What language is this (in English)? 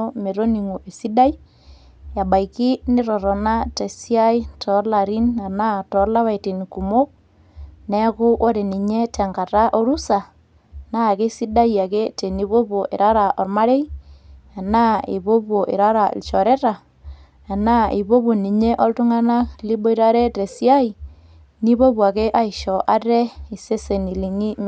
Masai